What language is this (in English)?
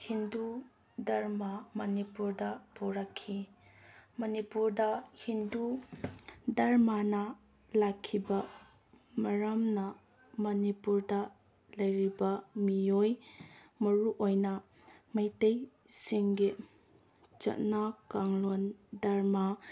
Manipuri